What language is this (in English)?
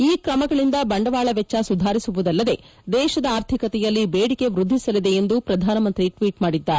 Kannada